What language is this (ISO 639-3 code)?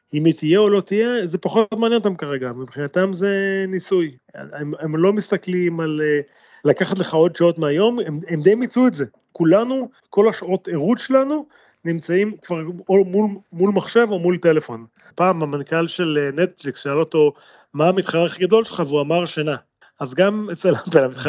heb